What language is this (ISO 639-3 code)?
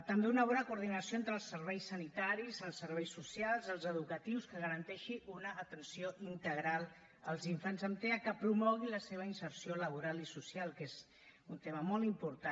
cat